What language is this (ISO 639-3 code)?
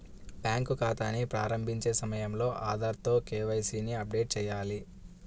tel